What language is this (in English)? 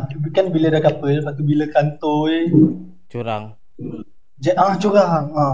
Malay